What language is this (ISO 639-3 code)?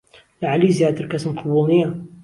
ckb